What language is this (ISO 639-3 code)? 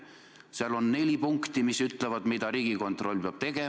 est